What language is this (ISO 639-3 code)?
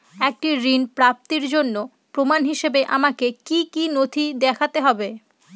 ben